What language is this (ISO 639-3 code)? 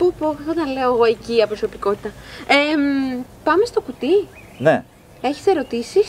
ell